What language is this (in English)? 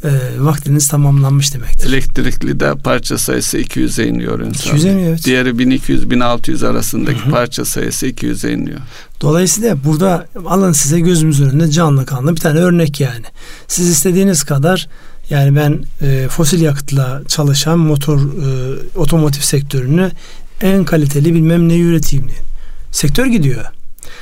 Turkish